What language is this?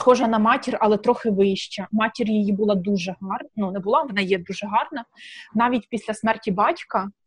Ukrainian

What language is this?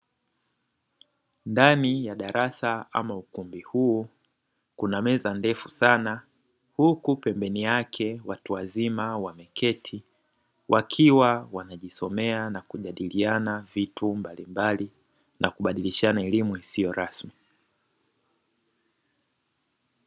Swahili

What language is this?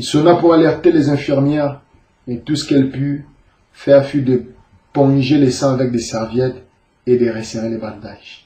French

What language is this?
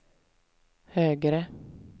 Swedish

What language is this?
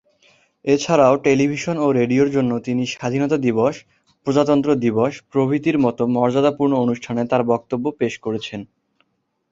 Bangla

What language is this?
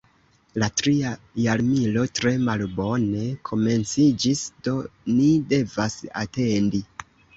Esperanto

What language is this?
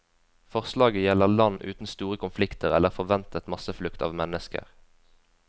Norwegian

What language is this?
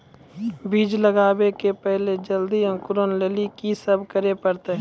Maithili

